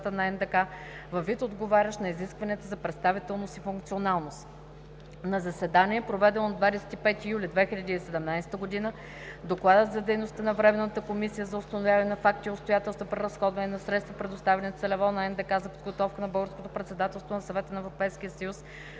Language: Bulgarian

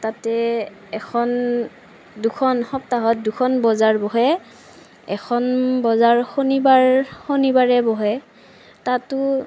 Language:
Assamese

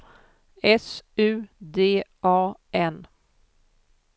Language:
Swedish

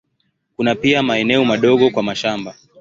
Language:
Swahili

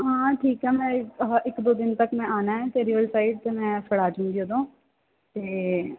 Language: Punjabi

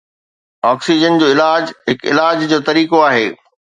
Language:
Sindhi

